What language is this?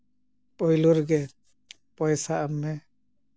Santali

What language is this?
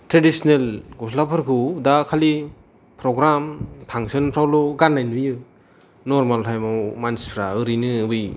Bodo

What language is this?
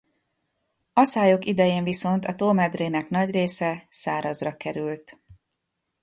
Hungarian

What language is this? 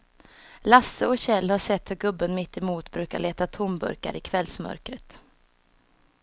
Swedish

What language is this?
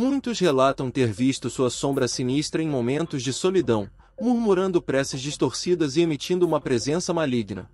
Portuguese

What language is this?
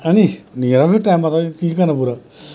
Dogri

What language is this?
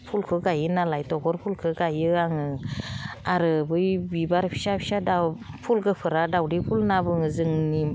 Bodo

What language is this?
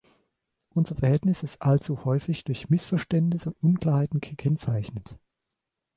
German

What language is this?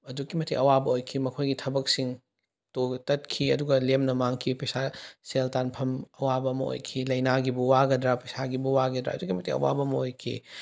Manipuri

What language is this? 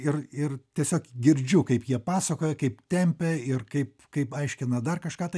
Lithuanian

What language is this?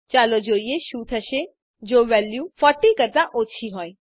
Gujarati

